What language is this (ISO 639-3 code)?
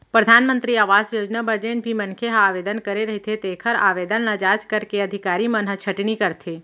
hne